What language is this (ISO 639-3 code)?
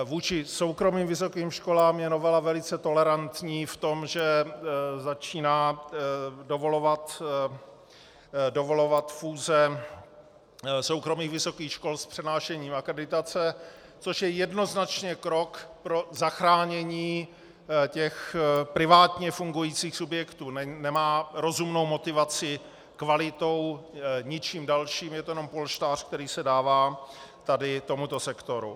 ces